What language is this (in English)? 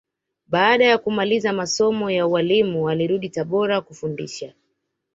Swahili